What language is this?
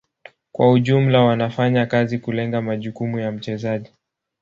Swahili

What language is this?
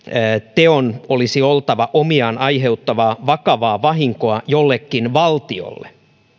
Finnish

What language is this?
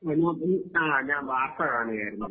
Malayalam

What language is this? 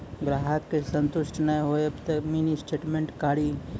Maithili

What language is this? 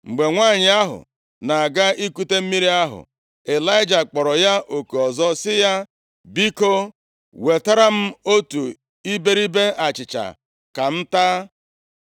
Igbo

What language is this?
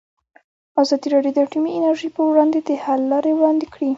Pashto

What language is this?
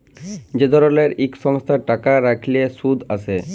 Bangla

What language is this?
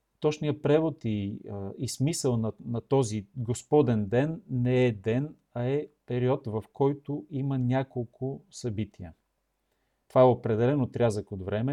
Bulgarian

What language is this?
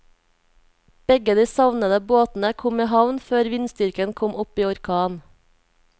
Norwegian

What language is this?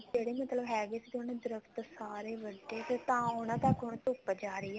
Punjabi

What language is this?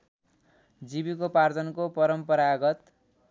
Nepali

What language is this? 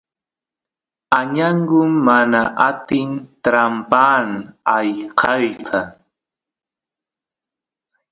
Santiago del Estero Quichua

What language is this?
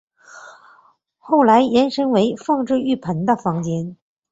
Chinese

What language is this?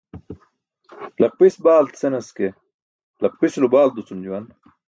Burushaski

